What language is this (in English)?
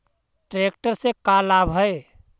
Magahi